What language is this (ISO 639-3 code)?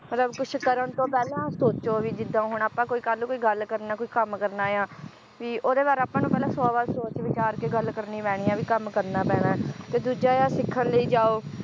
pan